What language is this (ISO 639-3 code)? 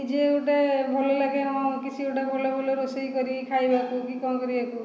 ori